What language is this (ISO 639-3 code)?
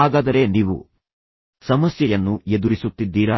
kan